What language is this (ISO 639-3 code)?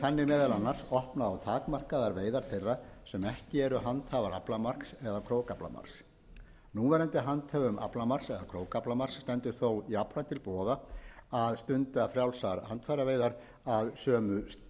isl